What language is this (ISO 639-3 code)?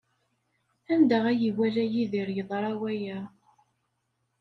kab